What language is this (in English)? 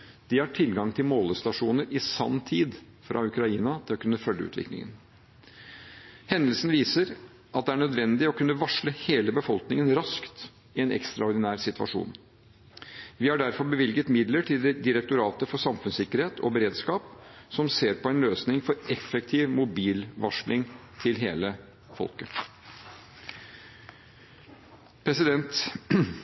Norwegian Bokmål